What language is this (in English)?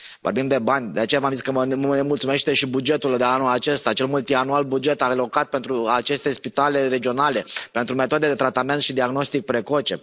Romanian